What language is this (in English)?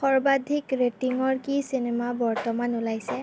Assamese